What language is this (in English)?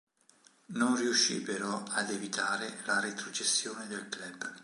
Italian